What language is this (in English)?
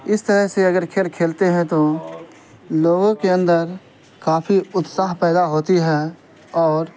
Urdu